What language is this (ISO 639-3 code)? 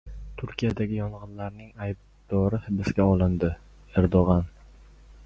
uzb